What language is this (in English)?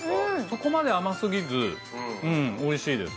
Japanese